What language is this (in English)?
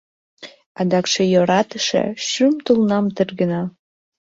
Mari